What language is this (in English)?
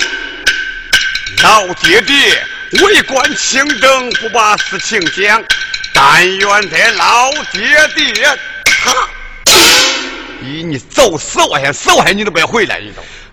Chinese